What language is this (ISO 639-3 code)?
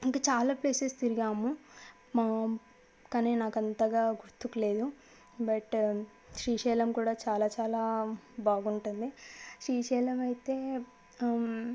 tel